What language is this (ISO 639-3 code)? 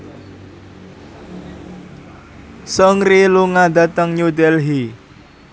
jav